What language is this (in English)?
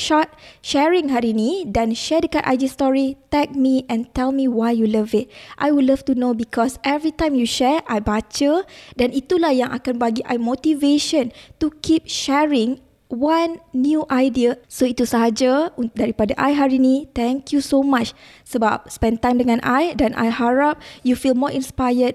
Malay